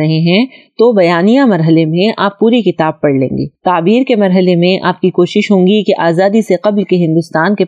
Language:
Urdu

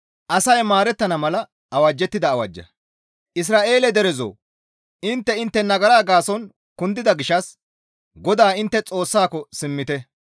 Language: Gamo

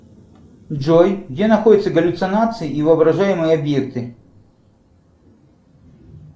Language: Russian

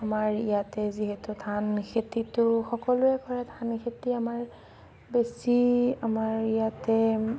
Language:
Assamese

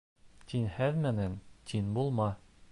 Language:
Bashkir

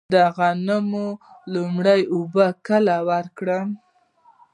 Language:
Pashto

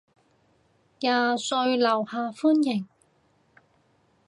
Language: Cantonese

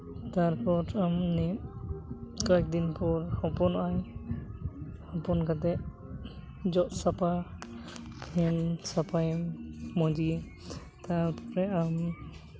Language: Santali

